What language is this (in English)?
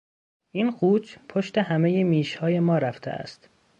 Persian